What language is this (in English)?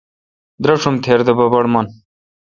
Kalkoti